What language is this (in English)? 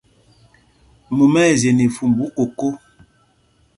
Mpumpong